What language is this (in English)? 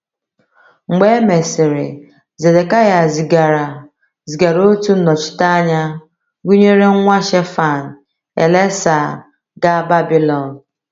Igbo